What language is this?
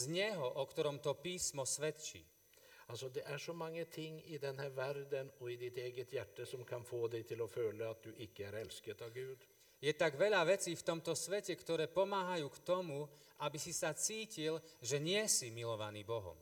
Slovak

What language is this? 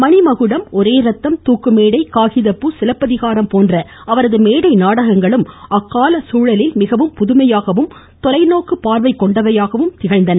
Tamil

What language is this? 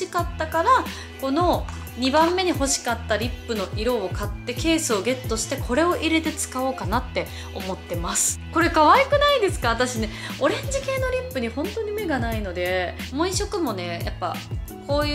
Japanese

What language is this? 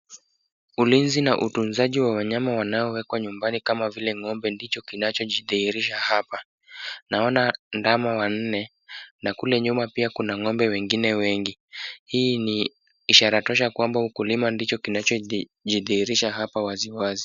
Swahili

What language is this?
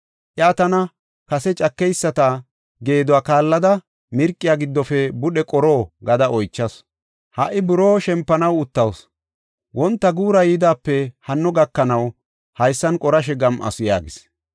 Gofa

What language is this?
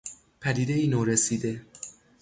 Persian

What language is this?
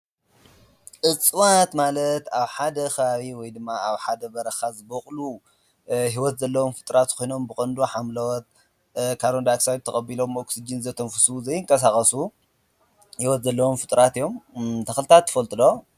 Tigrinya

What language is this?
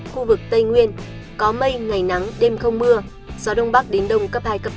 Vietnamese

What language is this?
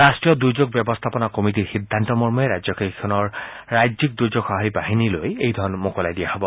Assamese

